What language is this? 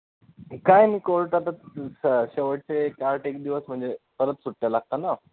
Marathi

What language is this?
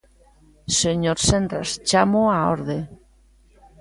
Galician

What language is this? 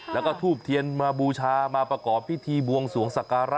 Thai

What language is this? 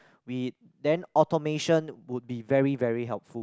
English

